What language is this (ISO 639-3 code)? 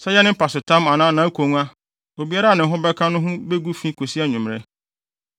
aka